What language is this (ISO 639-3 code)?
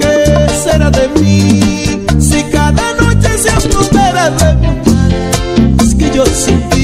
ron